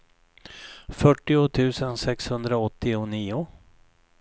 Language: Swedish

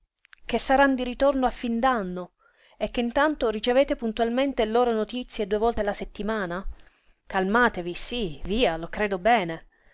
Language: Italian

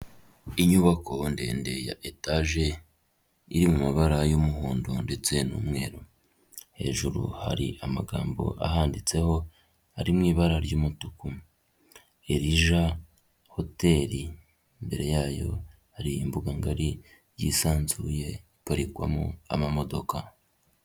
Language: Kinyarwanda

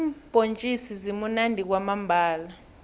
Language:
South Ndebele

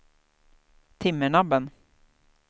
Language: Swedish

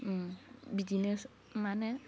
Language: Bodo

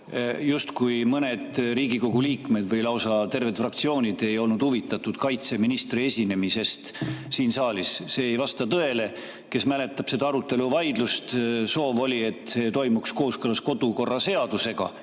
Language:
Estonian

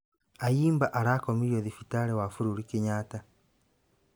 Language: Kikuyu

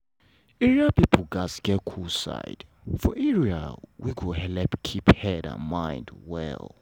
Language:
Nigerian Pidgin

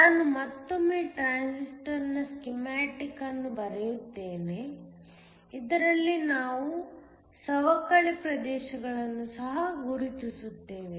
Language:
Kannada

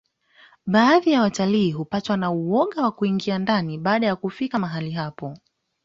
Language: Swahili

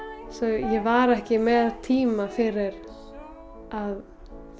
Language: Icelandic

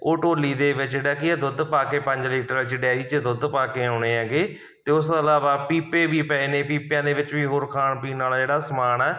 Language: Punjabi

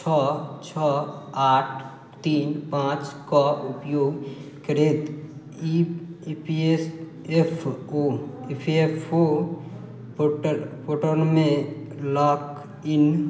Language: Maithili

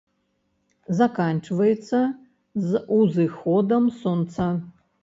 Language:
Belarusian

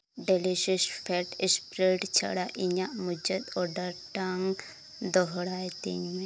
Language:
Santali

